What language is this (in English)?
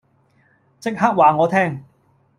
Cantonese